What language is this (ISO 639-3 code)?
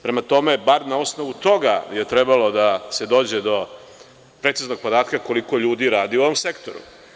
srp